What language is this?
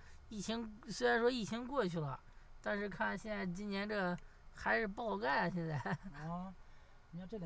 Chinese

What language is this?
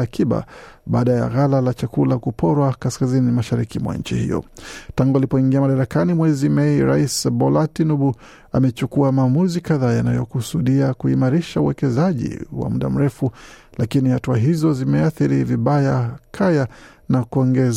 Swahili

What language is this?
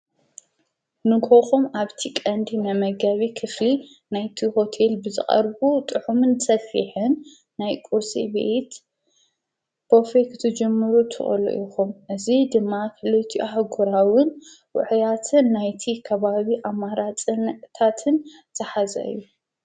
Tigrinya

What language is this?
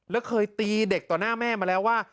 Thai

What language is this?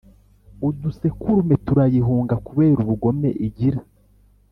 Kinyarwanda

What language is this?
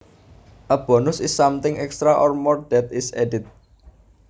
Javanese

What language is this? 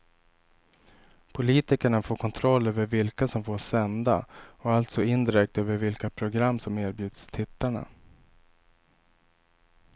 Swedish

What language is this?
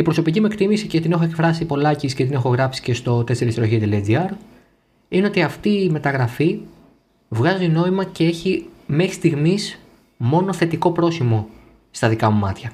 Greek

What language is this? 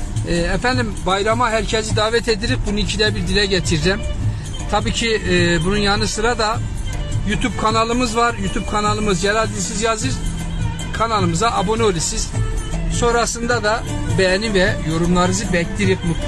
Turkish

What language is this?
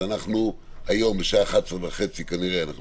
Hebrew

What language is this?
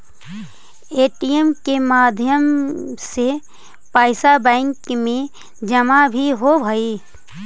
Magahi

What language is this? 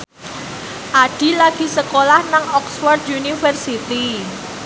Javanese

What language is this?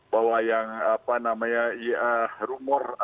Indonesian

